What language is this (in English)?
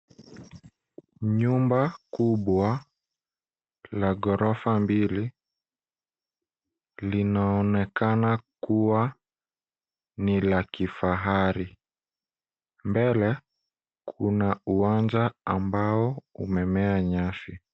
Swahili